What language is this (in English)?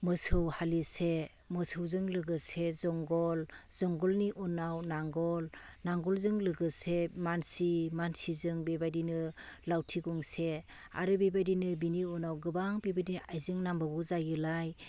Bodo